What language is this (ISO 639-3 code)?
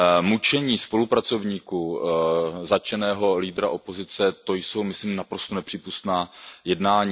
ces